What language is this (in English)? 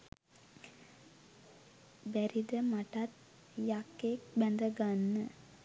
Sinhala